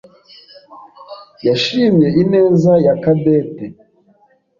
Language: Kinyarwanda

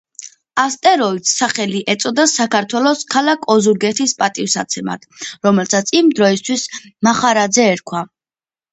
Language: Georgian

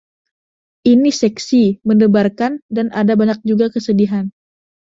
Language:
Indonesian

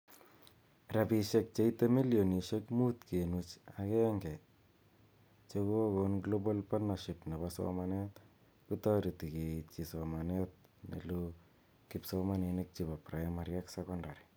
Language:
Kalenjin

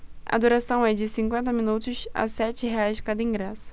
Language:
Portuguese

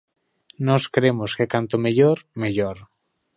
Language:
Galician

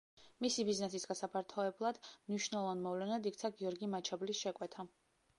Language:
Georgian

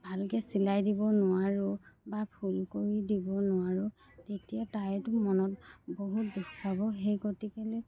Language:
Assamese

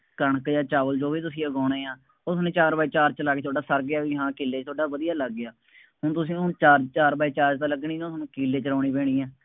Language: Punjabi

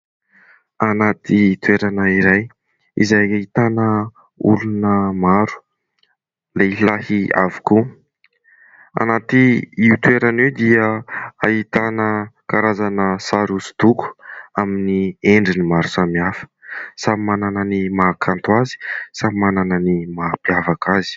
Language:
Malagasy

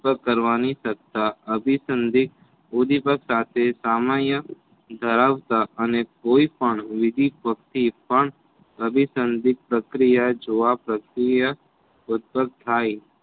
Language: Gujarati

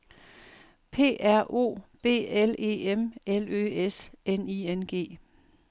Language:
Danish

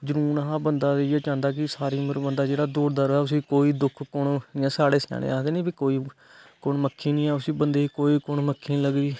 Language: Dogri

